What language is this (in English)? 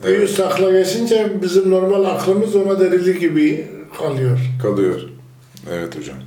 Turkish